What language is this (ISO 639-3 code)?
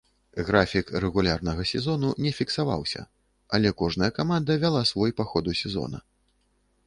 bel